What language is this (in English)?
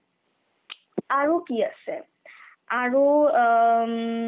Assamese